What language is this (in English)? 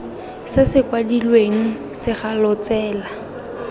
Tswana